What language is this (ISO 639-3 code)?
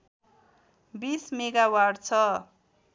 nep